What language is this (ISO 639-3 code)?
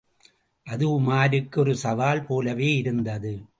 tam